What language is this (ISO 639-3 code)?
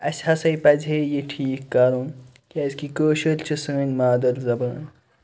kas